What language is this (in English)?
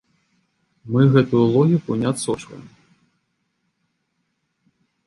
Belarusian